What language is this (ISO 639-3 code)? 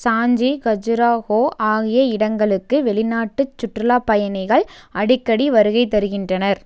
tam